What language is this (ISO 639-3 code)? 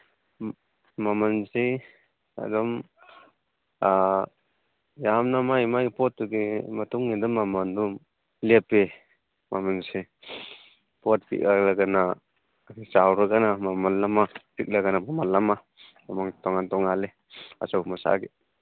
mni